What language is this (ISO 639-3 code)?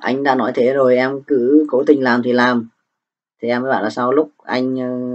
vie